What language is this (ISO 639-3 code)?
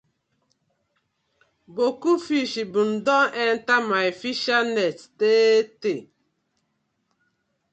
pcm